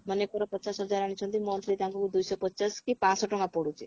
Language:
Odia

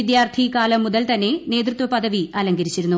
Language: Malayalam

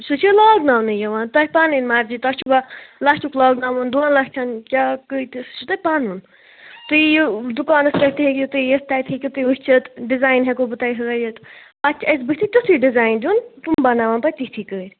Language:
Kashmiri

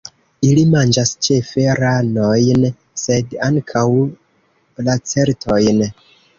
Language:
Esperanto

